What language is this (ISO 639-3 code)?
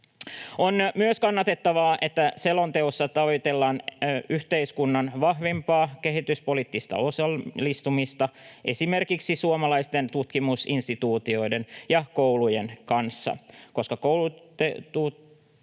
fin